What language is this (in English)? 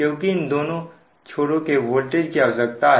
Hindi